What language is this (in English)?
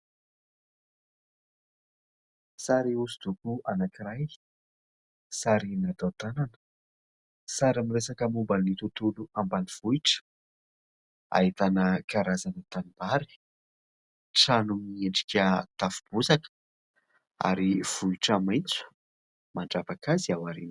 Malagasy